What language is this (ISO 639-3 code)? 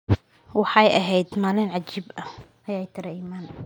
som